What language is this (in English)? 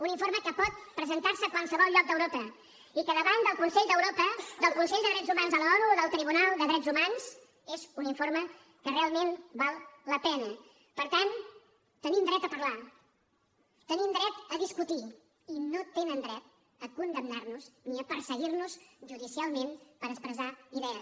Catalan